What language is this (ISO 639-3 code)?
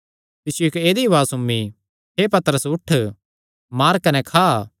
xnr